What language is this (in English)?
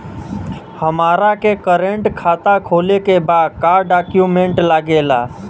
Bhojpuri